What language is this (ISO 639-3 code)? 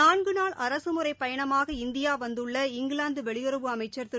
tam